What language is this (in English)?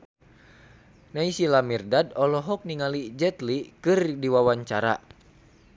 Sundanese